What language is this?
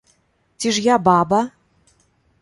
Belarusian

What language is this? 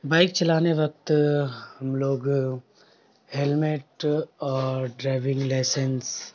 Urdu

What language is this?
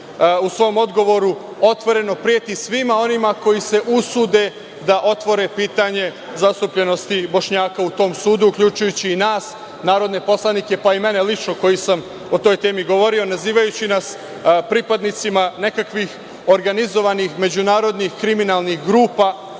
Serbian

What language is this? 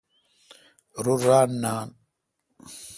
Kalkoti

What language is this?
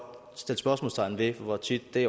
Danish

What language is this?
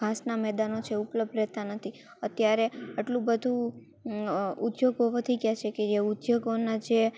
Gujarati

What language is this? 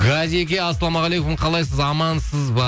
Kazakh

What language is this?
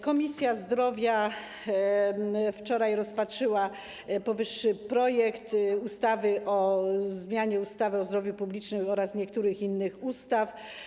Polish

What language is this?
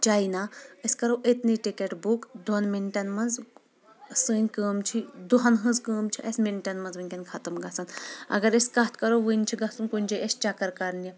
Kashmiri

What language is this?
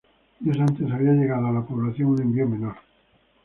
Spanish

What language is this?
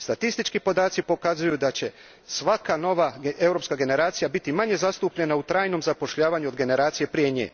Croatian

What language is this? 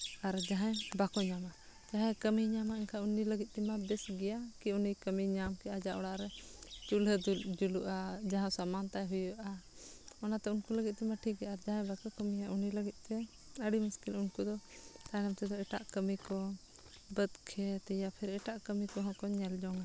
Santali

